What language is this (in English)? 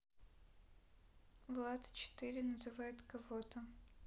Russian